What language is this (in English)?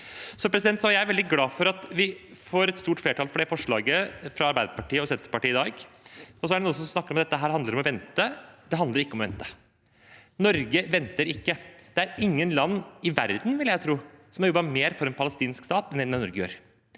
Norwegian